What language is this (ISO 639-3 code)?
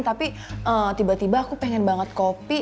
ind